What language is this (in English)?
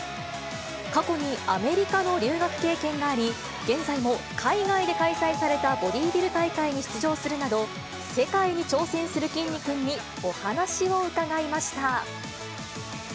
Japanese